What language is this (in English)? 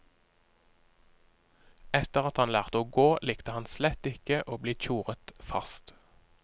Norwegian